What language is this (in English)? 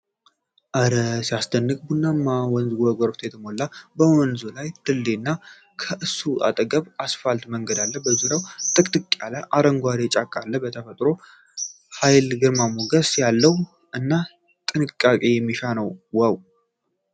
Amharic